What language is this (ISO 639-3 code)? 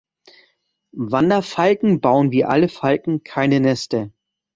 deu